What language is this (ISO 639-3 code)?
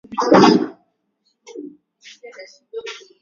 swa